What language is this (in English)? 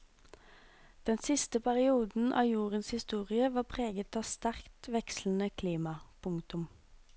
Norwegian